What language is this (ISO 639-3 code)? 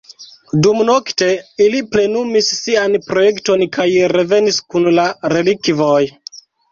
epo